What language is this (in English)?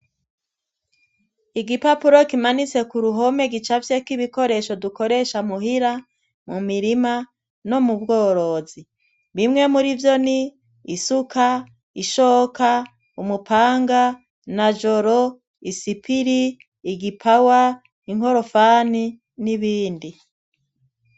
Rundi